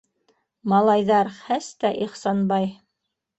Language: Bashkir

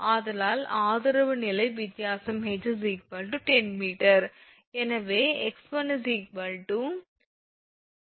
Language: Tamil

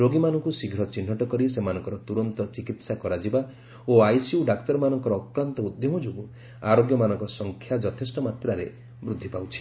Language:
Odia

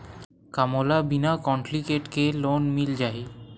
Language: Chhattisgarhi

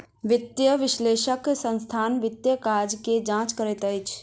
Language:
Maithili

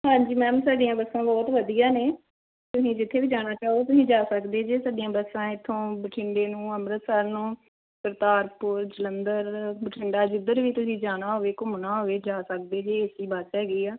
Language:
Punjabi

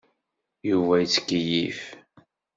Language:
Kabyle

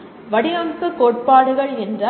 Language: Tamil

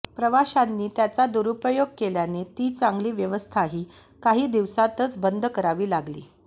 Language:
Marathi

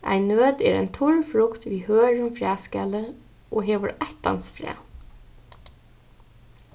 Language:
Faroese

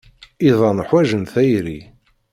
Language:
Kabyle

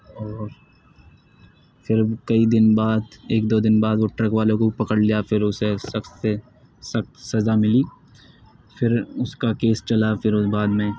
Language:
Urdu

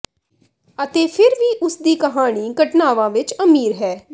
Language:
Punjabi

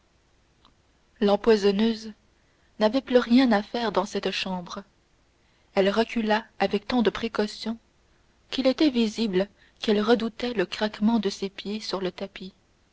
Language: French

